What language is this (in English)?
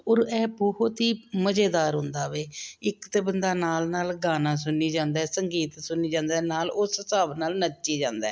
Punjabi